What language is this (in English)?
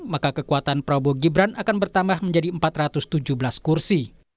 Indonesian